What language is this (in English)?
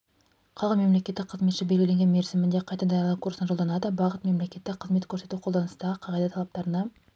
Kazakh